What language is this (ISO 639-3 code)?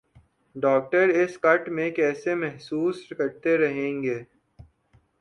urd